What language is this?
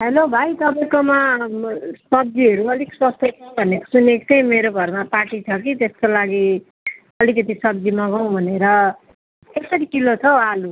Nepali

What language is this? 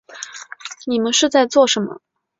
Chinese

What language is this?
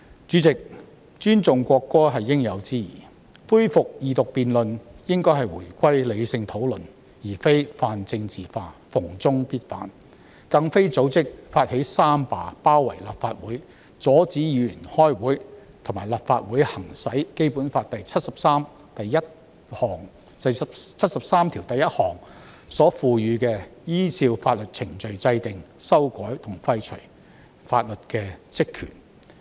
Cantonese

